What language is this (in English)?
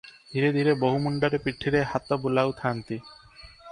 Odia